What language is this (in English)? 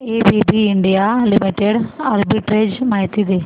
Marathi